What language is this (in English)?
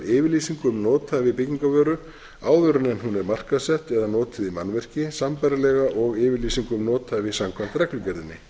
Icelandic